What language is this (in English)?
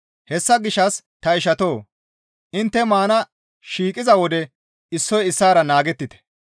Gamo